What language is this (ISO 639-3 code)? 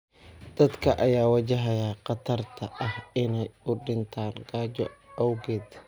som